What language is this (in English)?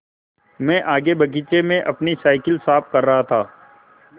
Hindi